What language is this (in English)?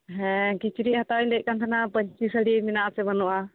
Santali